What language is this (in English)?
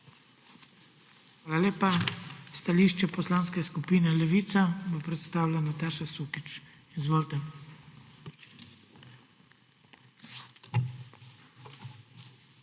Slovenian